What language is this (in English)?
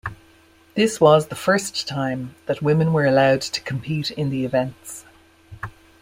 English